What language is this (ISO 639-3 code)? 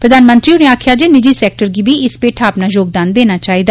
doi